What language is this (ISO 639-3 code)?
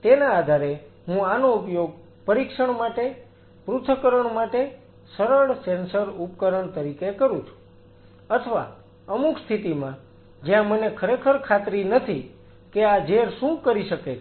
guj